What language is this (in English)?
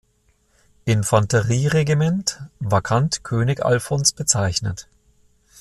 German